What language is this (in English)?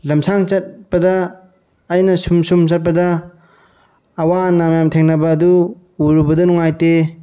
Manipuri